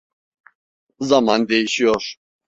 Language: Turkish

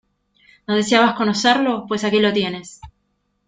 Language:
Spanish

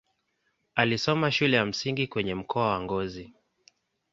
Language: Swahili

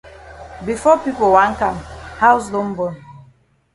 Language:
Cameroon Pidgin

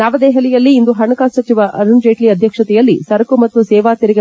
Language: Kannada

